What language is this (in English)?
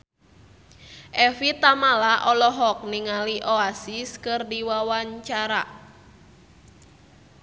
Sundanese